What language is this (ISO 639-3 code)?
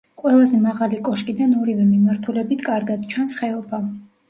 kat